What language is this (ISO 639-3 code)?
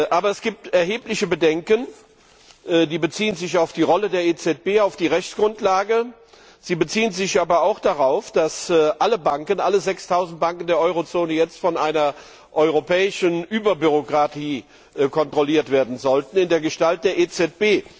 deu